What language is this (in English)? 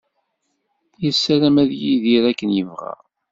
Kabyle